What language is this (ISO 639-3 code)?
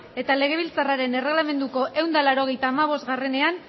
eus